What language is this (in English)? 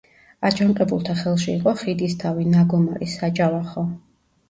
Georgian